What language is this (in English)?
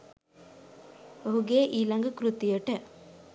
Sinhala